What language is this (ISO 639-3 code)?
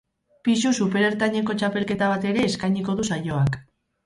eus